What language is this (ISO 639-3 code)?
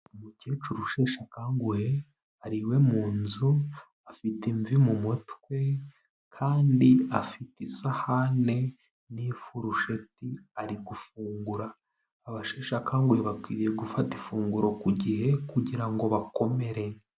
kin